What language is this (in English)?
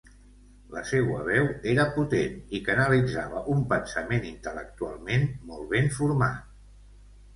Catalan